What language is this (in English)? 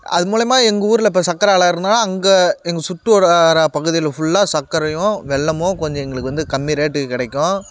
Tamil